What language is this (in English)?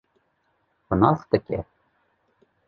Kurdish